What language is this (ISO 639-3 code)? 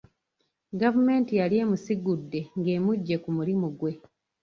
lug